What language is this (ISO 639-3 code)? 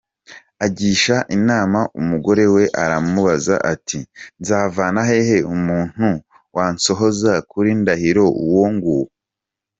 kin